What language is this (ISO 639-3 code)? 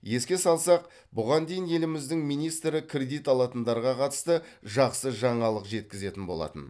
kaz